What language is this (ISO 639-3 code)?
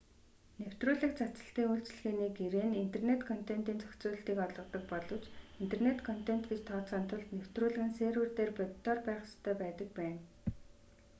mon